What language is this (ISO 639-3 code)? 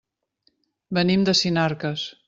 cat